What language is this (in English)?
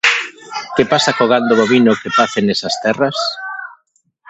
Galician